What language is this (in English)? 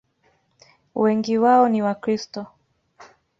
Swahili